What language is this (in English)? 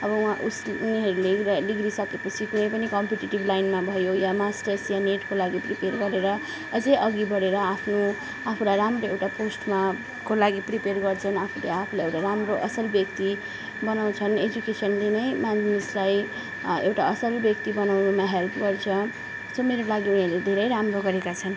Nepali